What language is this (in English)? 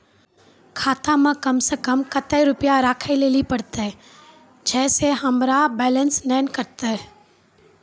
Maithili